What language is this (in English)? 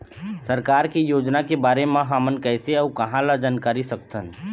Chhattisgarhi